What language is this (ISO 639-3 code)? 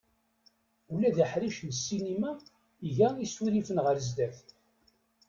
kab